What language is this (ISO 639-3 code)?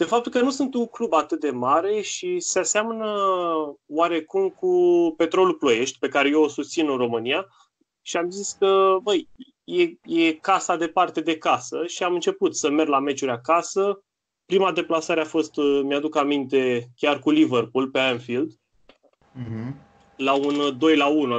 ron